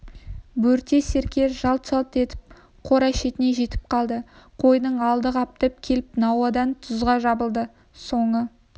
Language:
Kazakh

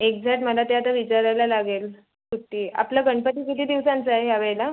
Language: Marathi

